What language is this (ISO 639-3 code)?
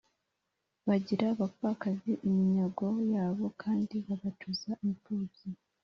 kin